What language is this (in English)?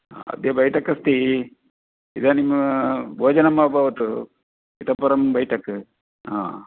Sanskrit